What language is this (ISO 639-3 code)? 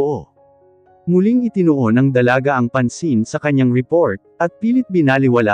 fil